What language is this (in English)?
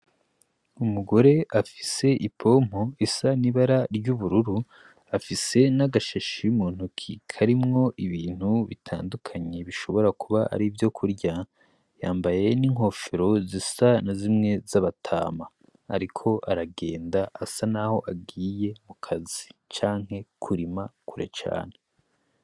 Rundi